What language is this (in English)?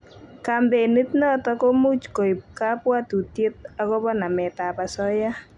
Kalenjin